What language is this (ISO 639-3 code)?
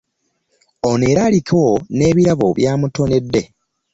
lug